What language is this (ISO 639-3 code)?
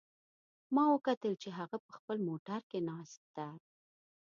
pus